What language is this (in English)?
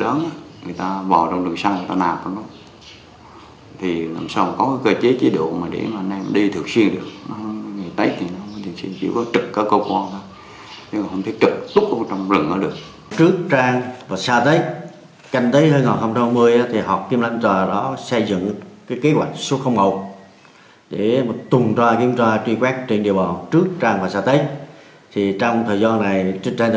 Vietnamese